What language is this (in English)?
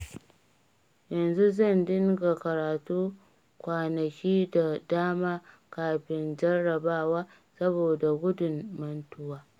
Hausa